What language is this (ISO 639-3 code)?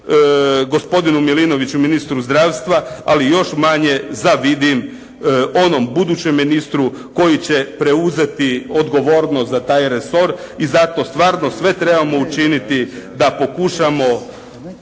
hrv